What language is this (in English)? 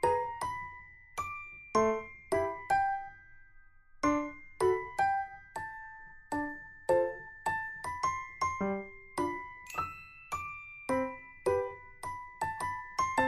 Thai